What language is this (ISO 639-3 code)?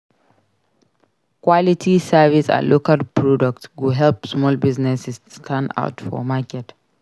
pcm